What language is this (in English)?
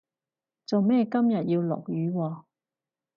Cantonese